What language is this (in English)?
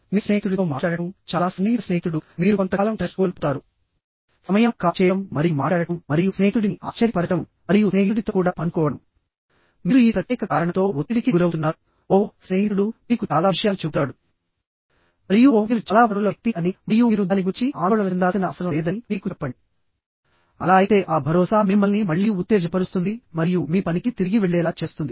Telugu